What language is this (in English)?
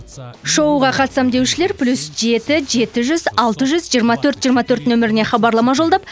Kazakh